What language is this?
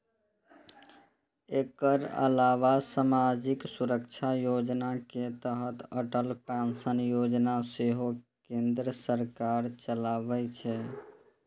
Maithili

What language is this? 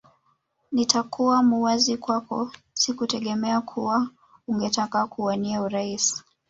Swahili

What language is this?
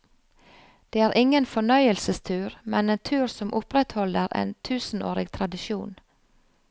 Norwegian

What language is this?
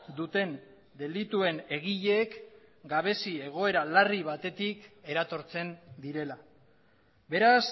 Basque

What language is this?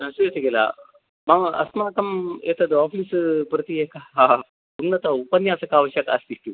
Sanskrit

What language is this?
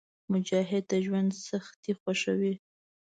Pashto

